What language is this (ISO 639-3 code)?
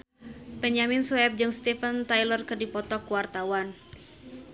sun